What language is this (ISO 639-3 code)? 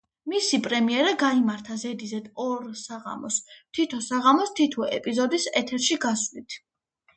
kat